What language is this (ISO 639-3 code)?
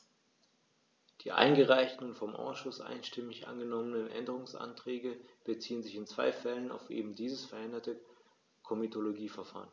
deu